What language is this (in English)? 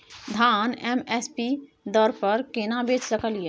Maithili